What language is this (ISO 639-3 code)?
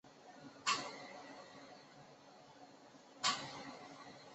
zho